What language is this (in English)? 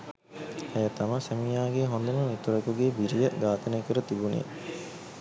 Sinhala